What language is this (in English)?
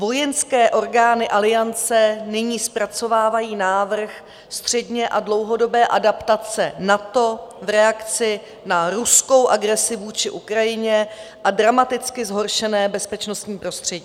Czech